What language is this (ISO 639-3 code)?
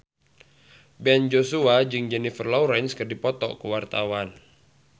sun